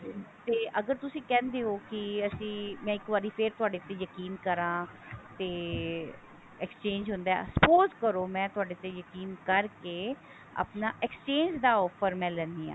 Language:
Punjabi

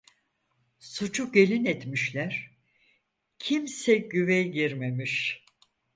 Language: Turkish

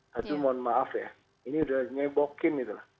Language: Indonesian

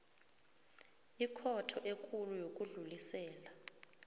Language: South Ndebele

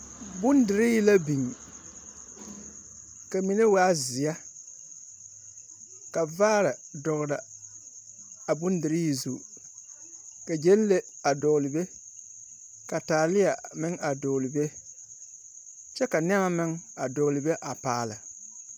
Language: Southern Dagaare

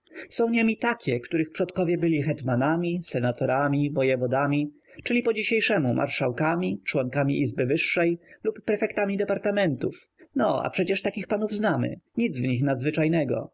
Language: Polish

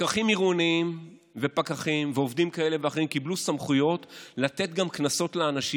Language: Hebrew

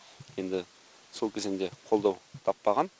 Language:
Kazakh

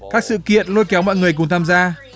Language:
Vietnamese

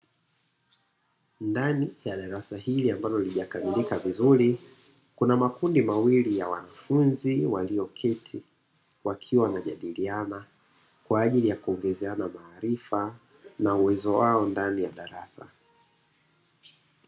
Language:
Swahili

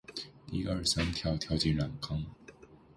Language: Chinese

